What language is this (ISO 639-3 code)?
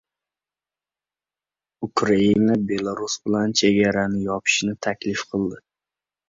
uzb